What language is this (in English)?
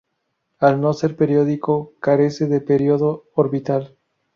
Spanish